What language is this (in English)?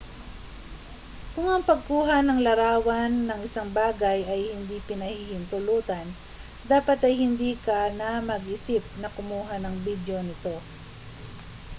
Filipino